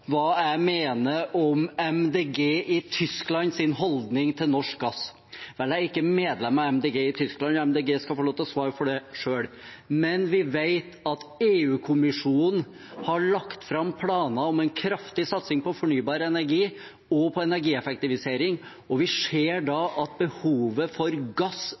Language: Norwegian Bokmål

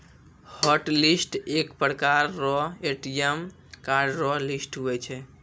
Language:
Maithili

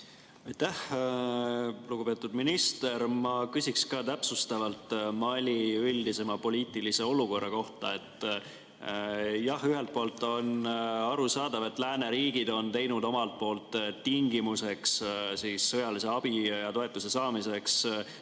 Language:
Estonian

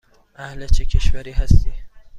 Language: Persian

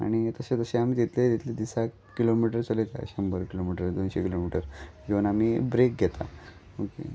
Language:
Konkani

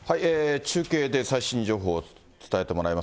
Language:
Japanese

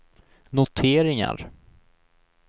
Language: Swedish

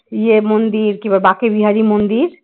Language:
Bangla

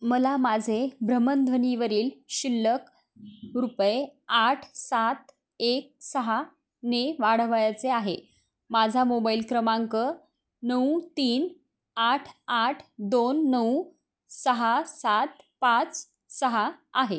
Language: Marathi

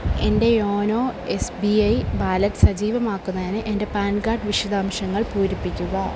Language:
Malayalam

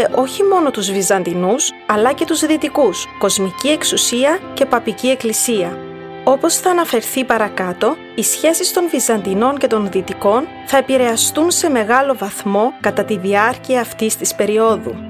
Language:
Greek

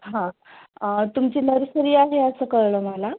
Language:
Marathi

